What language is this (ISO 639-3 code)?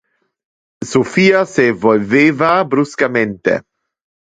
ina